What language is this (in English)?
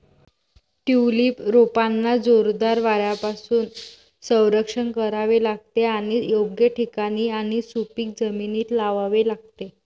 Marathi